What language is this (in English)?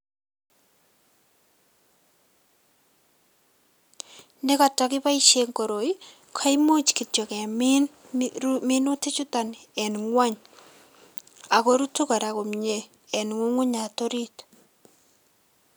Kalenjin